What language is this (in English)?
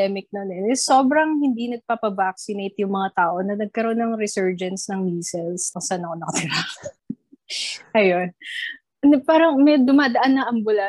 Filipino